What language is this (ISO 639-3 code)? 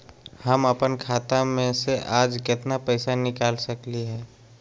mag